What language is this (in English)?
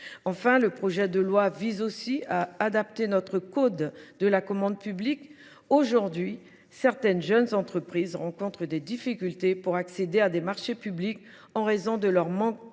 French